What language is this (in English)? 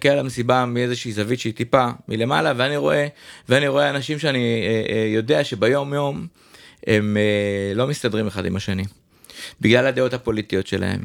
Hebrew